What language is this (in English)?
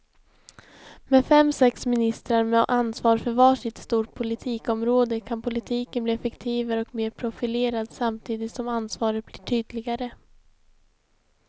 Swedish